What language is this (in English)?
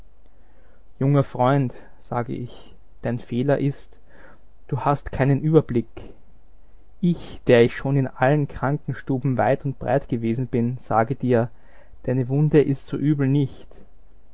German